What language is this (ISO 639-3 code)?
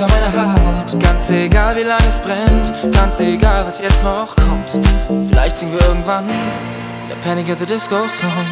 hun